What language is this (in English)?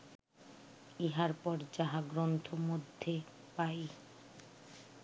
Bangla